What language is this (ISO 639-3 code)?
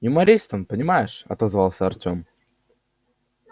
rus